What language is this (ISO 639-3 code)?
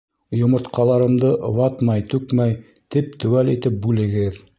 bak